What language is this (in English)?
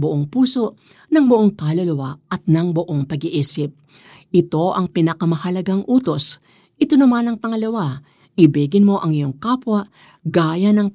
Filipino